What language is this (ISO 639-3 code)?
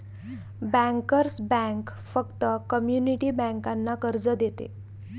mar